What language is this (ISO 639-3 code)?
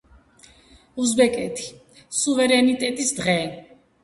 kat